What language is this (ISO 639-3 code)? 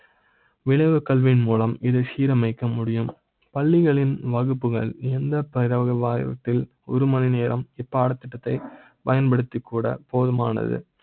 tam